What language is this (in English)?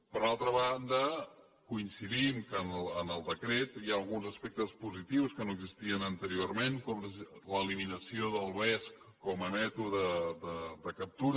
Catalan